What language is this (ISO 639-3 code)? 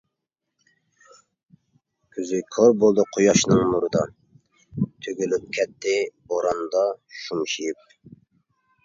uig